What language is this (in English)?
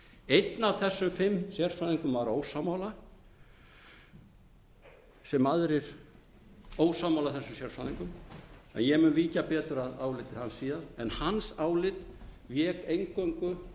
Icelandic